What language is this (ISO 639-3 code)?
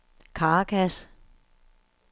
dan